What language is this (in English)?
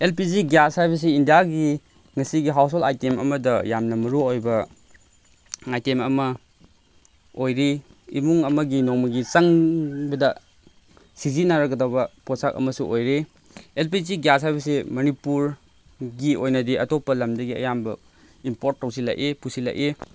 Manipuri